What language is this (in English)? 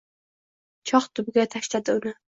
Uzbek